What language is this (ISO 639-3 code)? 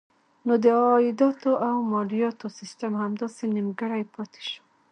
pus